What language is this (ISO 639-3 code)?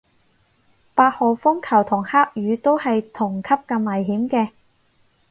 yue